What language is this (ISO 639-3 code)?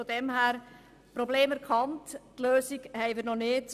gsw